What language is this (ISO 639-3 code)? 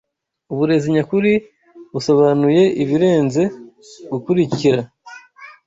kin